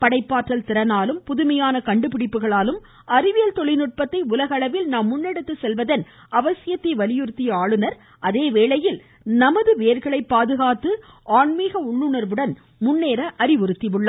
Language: Tamil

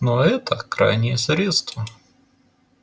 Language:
Russian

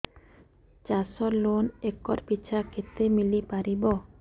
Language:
Odia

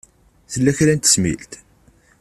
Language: Kabyle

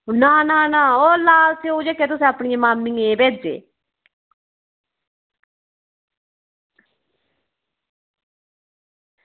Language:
Dogri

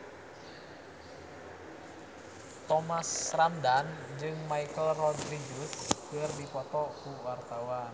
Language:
Sundanese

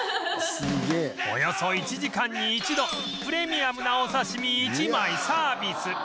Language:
Japanese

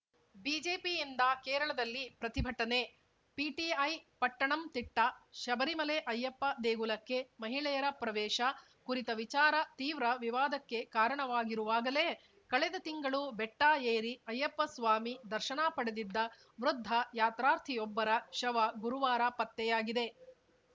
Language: Kannada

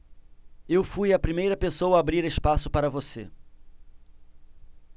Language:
Portuguese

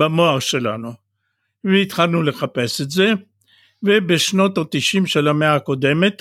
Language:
Hebrew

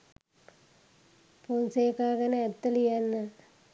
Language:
Sinhala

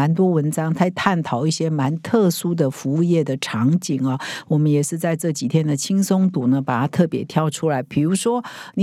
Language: Chinese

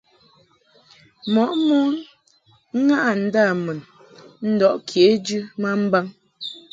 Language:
Mungaka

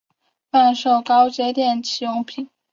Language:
Chinese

